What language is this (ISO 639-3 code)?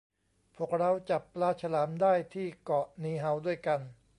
tha